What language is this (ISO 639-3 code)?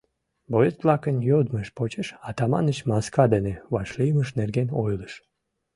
chm